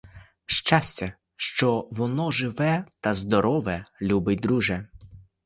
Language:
Ukrainian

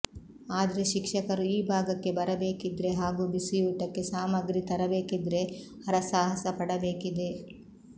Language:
Kannada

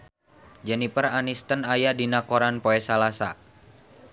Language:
Sundanese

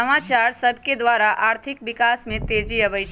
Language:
Magahi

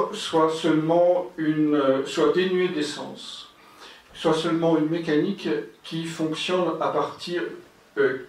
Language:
French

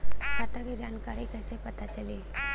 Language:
Bhojpuri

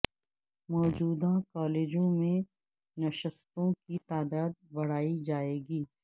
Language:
Urdu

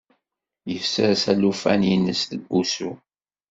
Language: Kabyle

